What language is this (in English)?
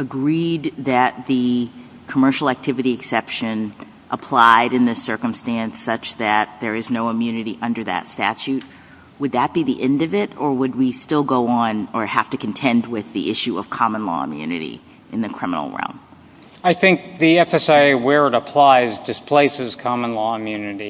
English